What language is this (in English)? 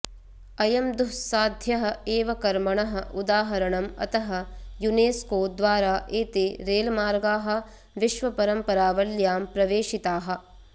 Sanskrit